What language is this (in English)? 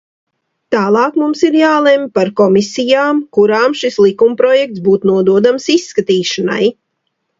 Latvian